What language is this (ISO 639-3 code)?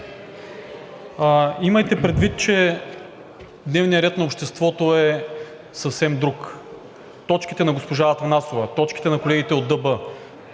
bul